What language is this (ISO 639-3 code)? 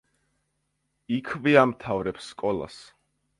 kat